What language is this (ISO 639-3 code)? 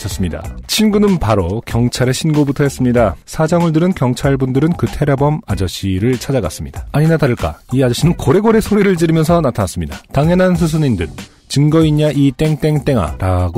kor